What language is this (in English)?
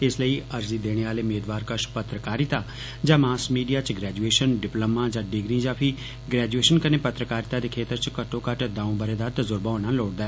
Dogri